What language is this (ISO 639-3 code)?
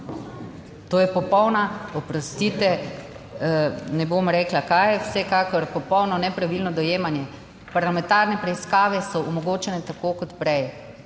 slv